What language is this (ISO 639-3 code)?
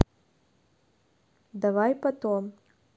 rus